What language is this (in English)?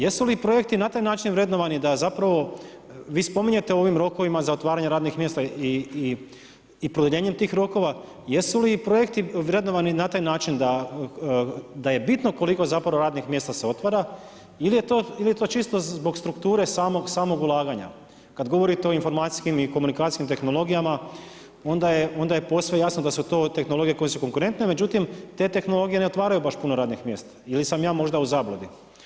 Croatian